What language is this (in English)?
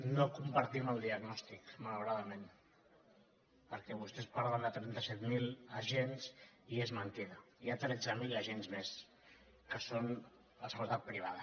Catalan